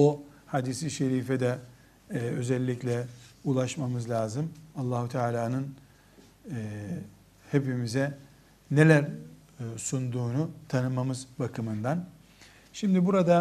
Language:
Turkish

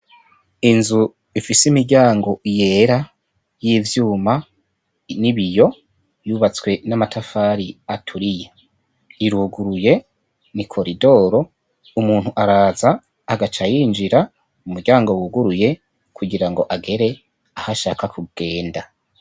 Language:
Rundi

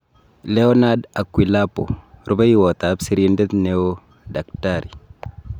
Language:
Kalenjin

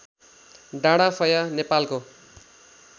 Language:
Nepali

